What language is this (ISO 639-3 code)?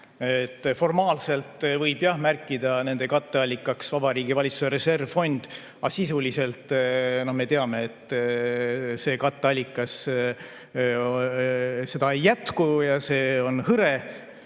est